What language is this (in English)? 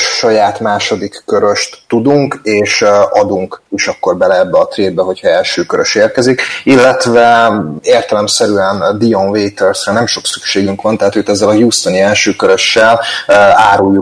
Hungarian